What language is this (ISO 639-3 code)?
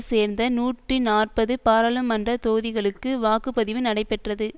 tam